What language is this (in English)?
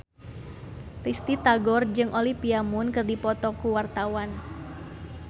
Sundanese